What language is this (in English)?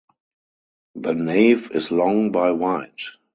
English